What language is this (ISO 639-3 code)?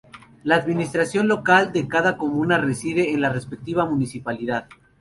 spa